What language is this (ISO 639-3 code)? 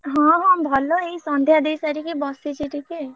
ori